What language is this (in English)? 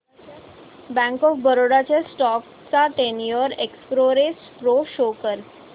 Marathi